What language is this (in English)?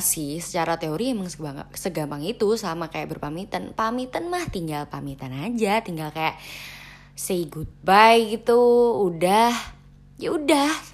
Indonesian